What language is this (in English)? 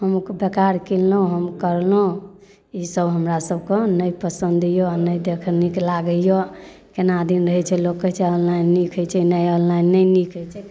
Maithili